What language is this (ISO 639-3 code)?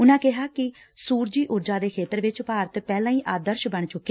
pan